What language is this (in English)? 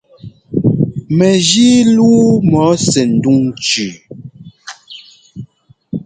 Ngomba